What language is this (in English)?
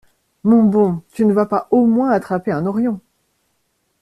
French